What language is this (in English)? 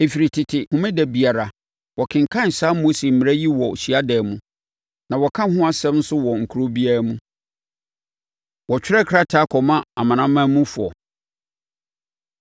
Akan